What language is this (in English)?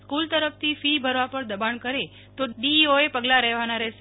Gujarati